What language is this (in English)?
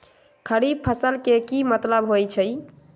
Magahi